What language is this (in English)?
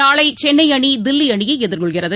Tamil